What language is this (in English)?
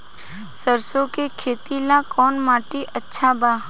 Bhojpuri